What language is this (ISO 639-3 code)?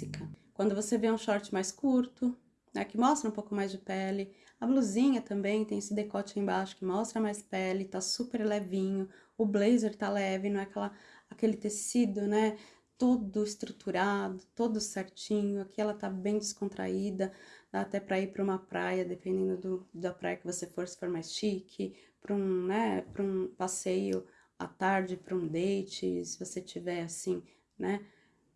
por